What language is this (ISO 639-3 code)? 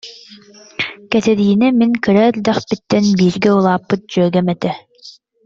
sah